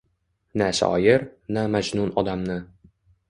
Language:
Uzbek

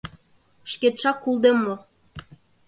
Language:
Mari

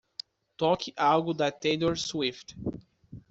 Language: Portuguese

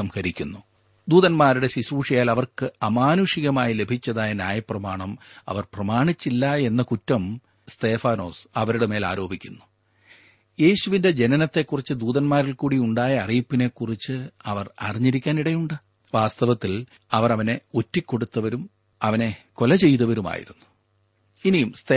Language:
Malayalam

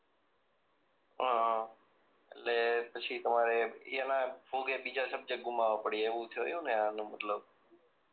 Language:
Gujarati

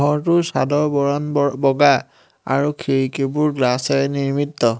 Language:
Assamese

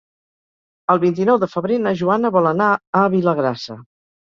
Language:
Catalan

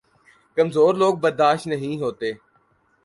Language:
Urdu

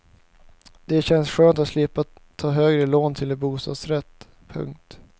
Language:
Swedish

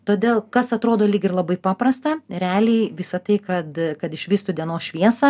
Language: Lithuanian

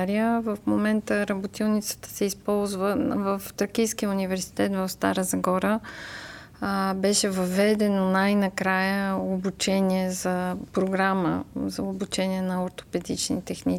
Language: Bulgarian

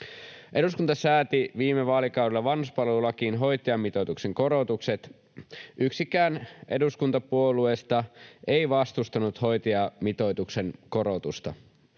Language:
Finnish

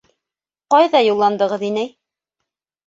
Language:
Bashkir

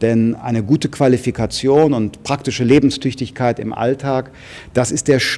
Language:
German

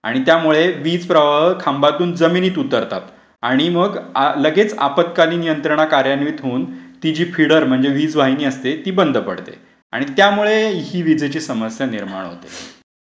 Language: Marathi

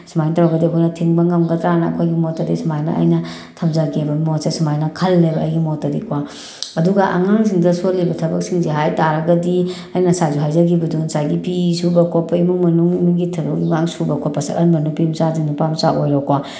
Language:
Manipuri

